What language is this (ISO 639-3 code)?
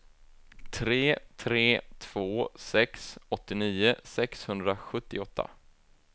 swe